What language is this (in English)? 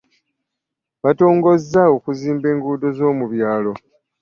Ganda